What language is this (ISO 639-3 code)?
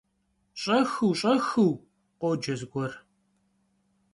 kbd